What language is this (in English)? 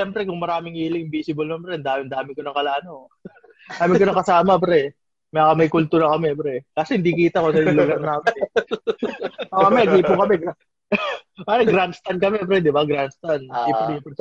Filipino